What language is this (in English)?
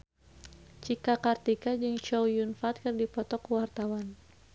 Sundanese